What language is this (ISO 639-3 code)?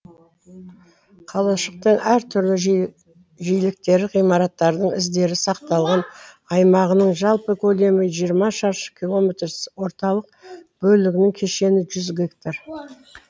kaz